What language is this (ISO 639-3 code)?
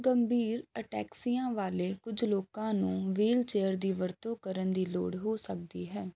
pan